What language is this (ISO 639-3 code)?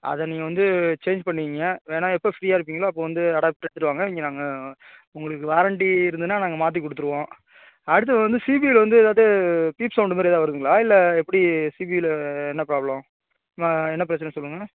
tam